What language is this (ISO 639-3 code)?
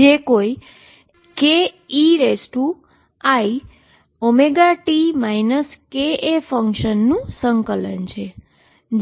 guj